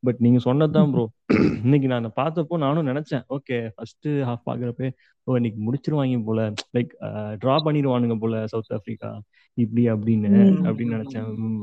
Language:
Tamil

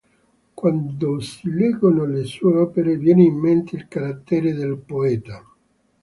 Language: Italian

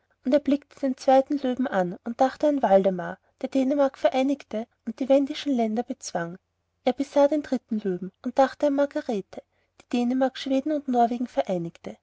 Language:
German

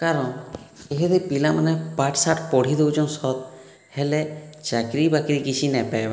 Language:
Odia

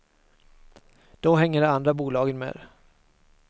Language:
Swedish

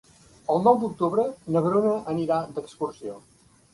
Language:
Catalan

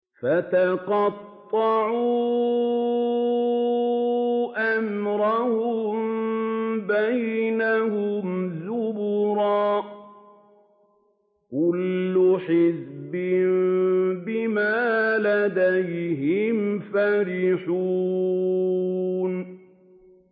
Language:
Arabic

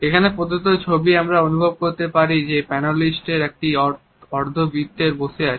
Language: Bangla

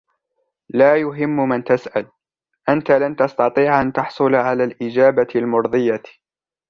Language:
Arabic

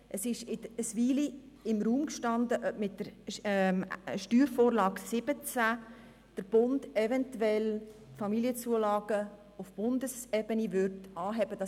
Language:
Swiss German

